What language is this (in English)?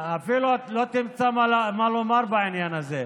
Hebrew